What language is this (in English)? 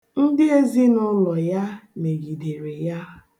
Igbo